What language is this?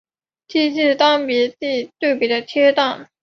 Chinese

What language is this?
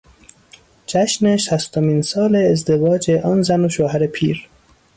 Persian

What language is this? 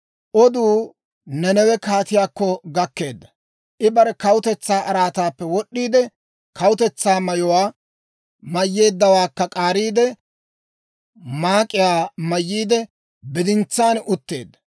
Dawro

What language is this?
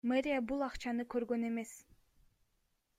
Kyrgyz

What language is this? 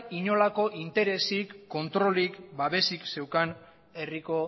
Basque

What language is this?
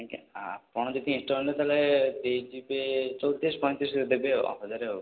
Odia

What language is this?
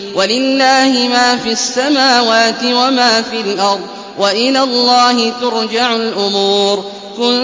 Arabic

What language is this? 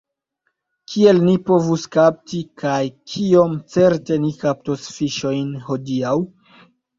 Esperanto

